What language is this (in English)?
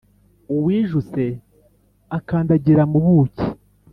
Kinyarwanda